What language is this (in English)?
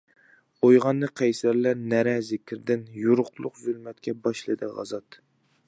Uyghur